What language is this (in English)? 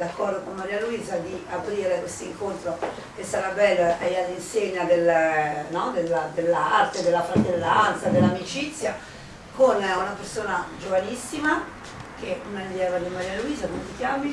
Italian